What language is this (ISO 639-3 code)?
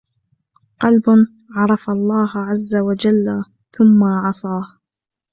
ara